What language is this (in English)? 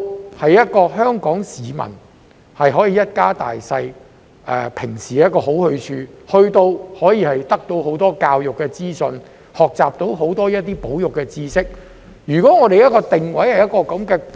Cantonese